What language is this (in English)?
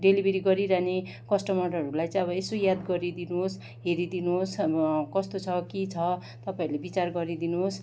Nepali